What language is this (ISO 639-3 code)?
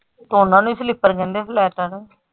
pan